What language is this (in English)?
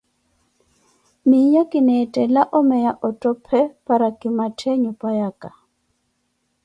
Koti